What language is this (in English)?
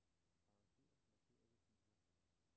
Danish